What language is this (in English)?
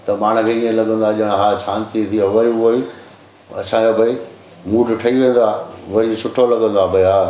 Sindhi